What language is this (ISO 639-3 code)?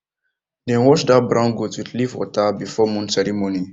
pcm